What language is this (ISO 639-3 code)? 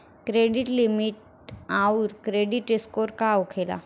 bho